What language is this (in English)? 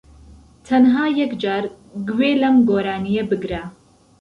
Central Kurdish